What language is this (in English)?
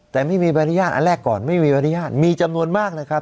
Thai